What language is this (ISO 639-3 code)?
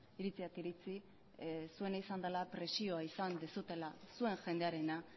eus